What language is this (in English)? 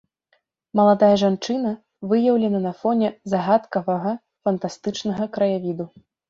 Belarusian